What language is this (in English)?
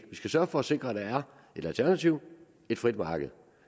Danish